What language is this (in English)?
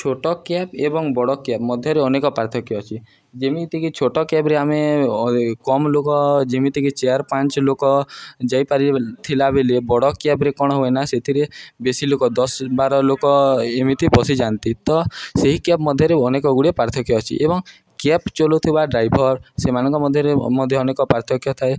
Odia